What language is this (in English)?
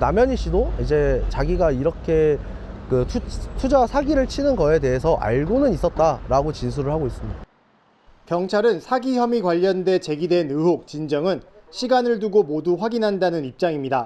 Korean